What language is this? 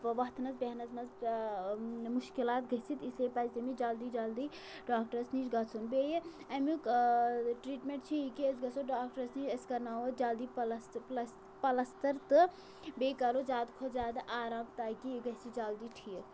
Kashmiri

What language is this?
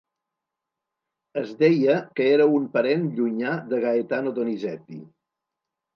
Catalan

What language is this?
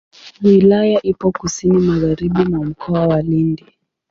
Swahili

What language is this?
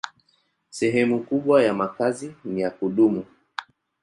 Swahili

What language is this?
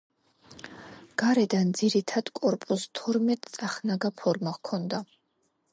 Georgian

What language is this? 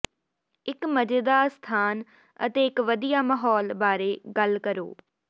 Punjabi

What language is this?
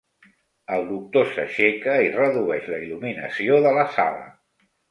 Catalan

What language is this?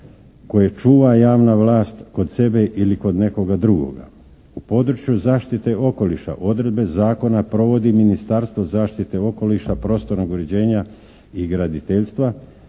Croatian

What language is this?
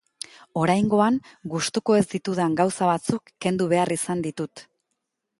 Basque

